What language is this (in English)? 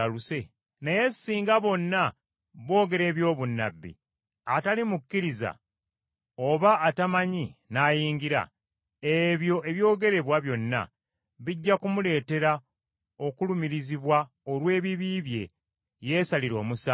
Ganda